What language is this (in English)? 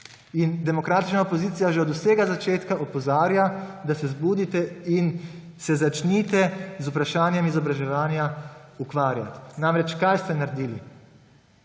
Slovenian